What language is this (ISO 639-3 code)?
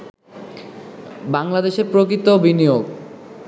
ben